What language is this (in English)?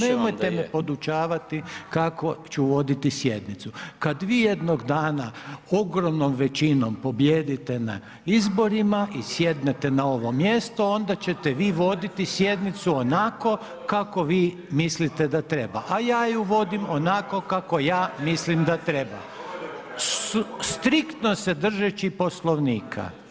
Croatian